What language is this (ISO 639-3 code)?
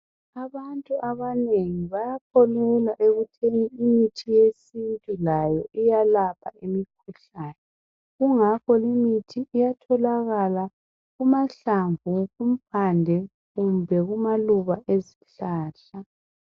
nde